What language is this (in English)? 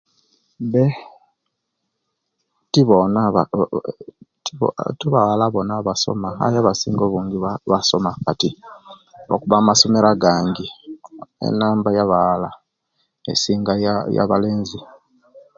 Kenyi